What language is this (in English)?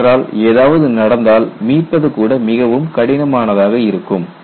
Tamil